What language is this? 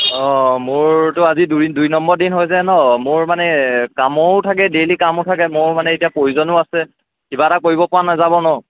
Assamese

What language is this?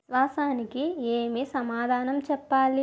Telugu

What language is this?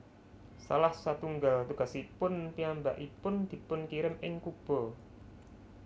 Javanese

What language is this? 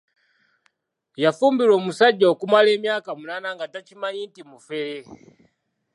Ganda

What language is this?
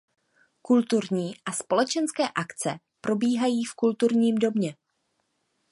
Czech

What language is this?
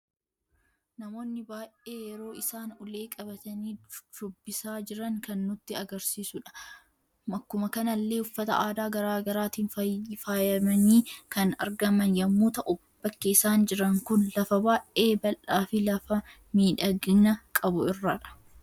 Oromo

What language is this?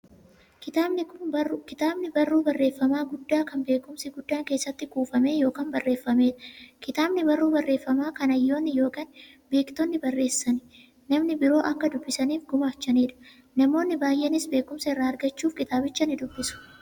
Oromo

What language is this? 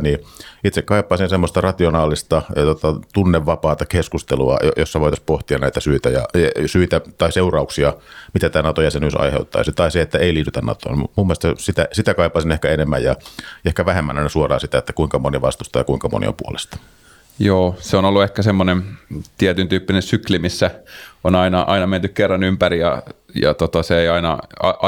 Finnish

